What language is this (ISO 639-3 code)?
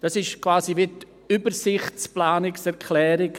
gsw